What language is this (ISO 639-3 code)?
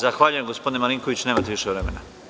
srp